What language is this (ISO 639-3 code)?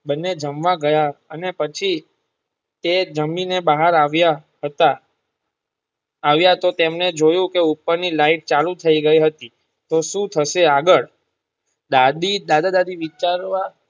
guj